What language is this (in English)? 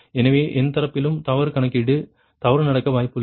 Tamil